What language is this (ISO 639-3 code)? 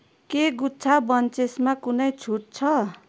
nep